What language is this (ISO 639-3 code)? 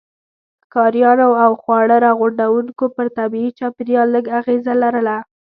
pus